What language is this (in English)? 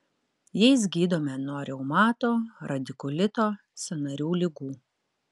Lithuanian